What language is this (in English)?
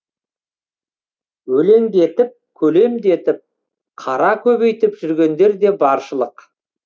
Kazakh